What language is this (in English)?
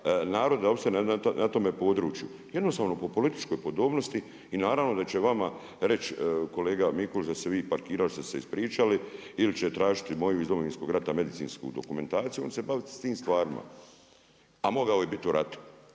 Croatian